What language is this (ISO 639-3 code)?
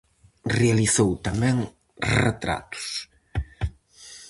glg